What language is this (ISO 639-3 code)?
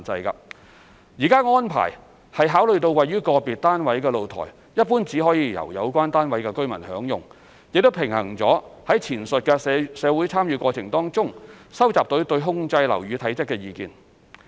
yue